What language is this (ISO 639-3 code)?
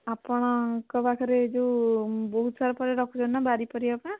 ori